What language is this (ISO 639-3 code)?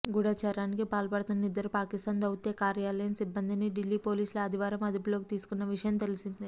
tel